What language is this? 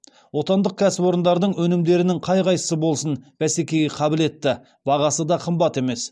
Kazakh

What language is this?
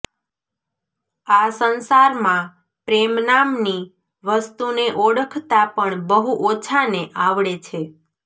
Gujarati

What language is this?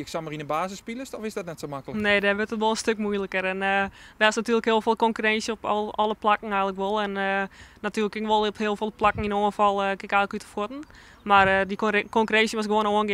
Dutch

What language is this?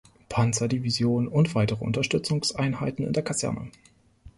German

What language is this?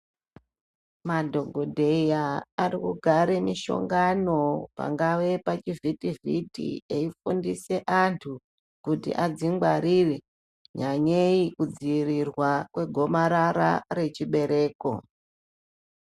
Ndau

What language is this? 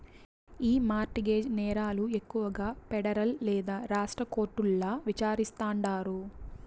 Telugu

